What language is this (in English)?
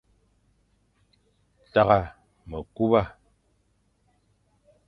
Fang